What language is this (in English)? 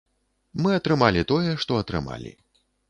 Belarusian